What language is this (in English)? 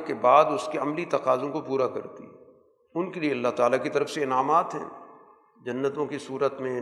Urdu